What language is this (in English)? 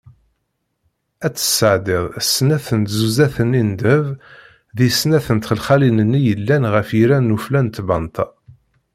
Kabyle